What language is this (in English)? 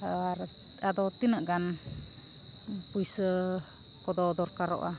Santali